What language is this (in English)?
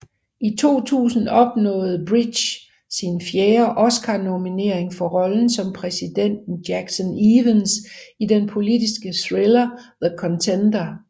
Danish